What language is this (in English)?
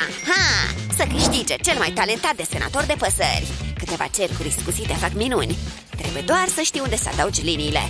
Romanian